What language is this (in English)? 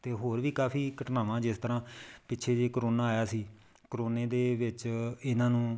Punjabi